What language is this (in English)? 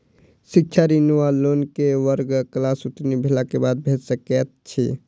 Maithili